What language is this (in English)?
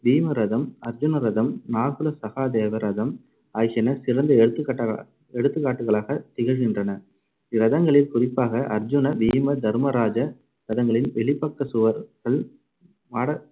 Tamil